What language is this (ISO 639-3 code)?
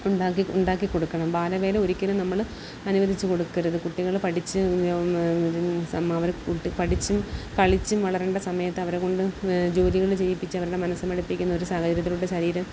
mal